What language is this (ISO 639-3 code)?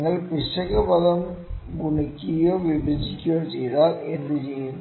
mal